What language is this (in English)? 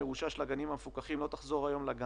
Hebrew